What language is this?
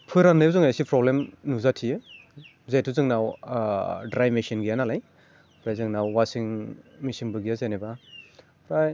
Bodo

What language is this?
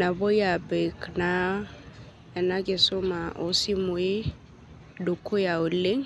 Masai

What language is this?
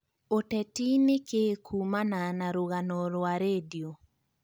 Kikuyu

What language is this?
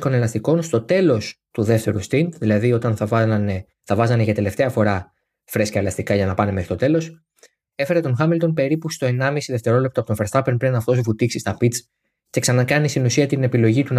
Greek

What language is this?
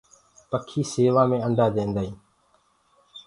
Gurgula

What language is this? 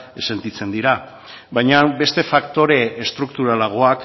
Basque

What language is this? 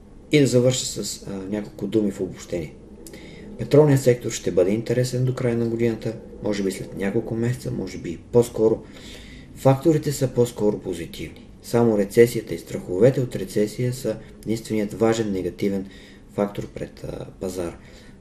Bulgarian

